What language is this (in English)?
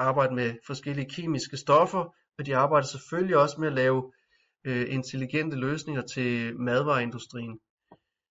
Danish